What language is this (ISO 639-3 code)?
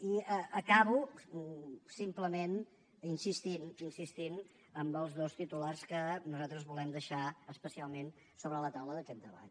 cat